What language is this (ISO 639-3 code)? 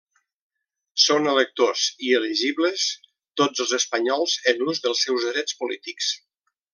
cat